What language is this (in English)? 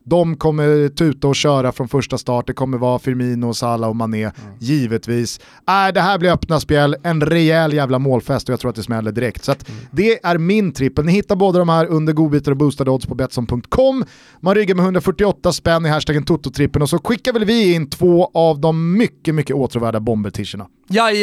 Swedish